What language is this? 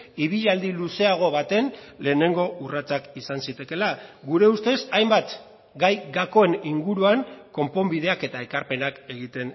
Basque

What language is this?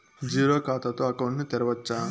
Telugu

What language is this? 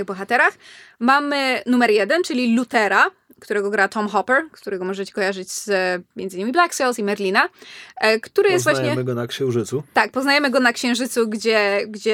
Polish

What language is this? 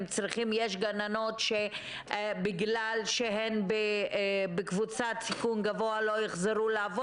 Hebrew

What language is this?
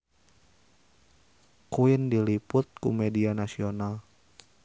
Sundanese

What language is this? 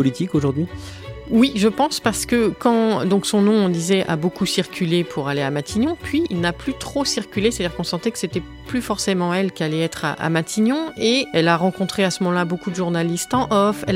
French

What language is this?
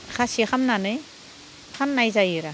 Bodo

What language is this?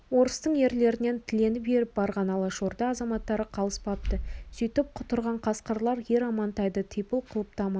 Kazakh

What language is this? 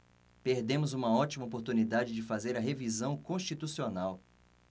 Portuguese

